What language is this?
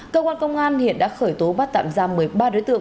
Vietnamese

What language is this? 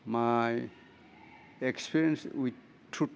Bodo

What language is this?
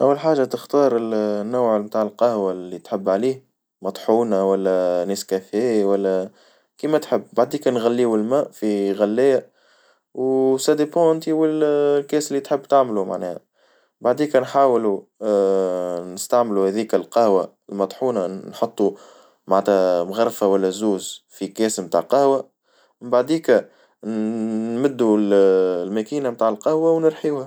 Tunisian Arabic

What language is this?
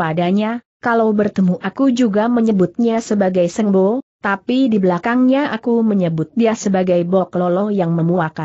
Indonesian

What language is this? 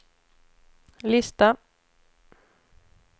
Swedish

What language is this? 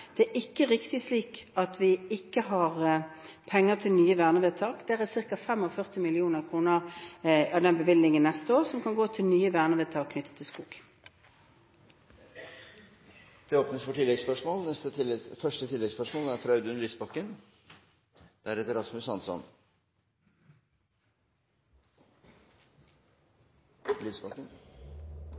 Norwegian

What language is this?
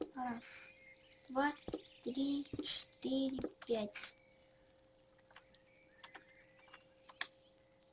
Russian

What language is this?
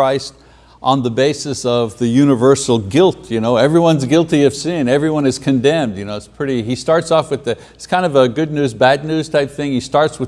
English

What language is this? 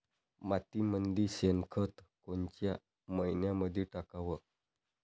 Marathi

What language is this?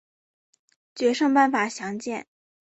Chinese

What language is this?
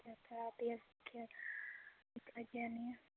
Dogri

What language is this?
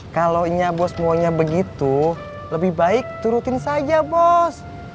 Indonesian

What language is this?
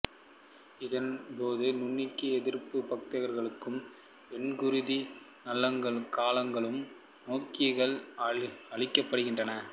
Tamil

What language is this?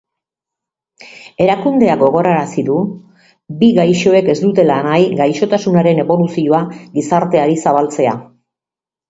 Basque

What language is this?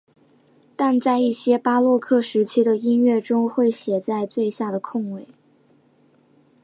Chinese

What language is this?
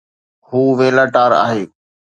Sindhi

